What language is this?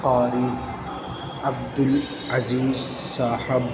Urdu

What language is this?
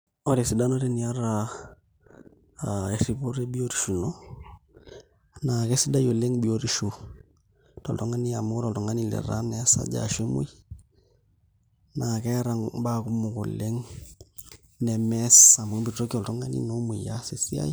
Masai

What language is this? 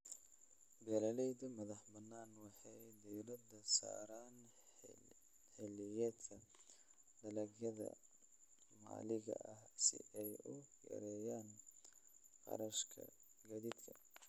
Somali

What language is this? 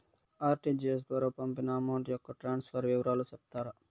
Telugu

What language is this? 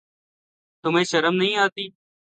Urdu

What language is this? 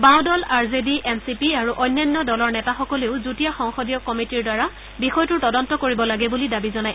Assamese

